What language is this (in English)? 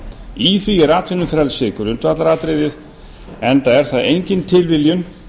Icelandic